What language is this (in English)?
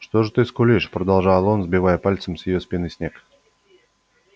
Russian